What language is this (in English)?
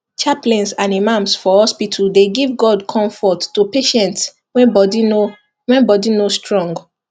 Nigerian Pidgin